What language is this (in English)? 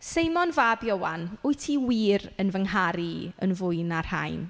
Welsh